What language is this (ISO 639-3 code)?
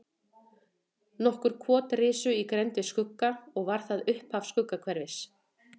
isl